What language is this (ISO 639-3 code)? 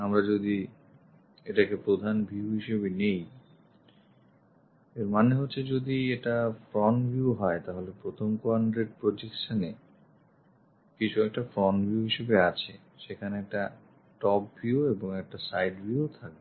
ben